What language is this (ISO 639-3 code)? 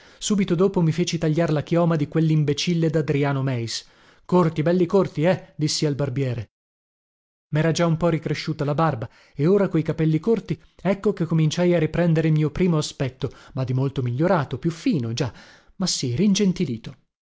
ita